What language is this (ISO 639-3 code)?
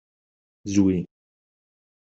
kab